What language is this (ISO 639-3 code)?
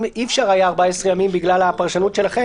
heb